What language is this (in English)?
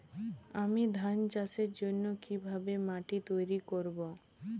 Bangla